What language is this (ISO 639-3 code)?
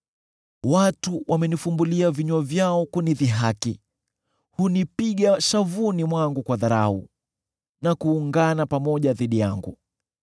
swa